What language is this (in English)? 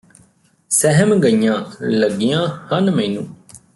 Punjabi